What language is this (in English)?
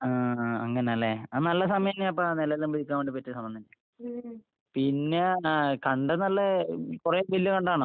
Malayalam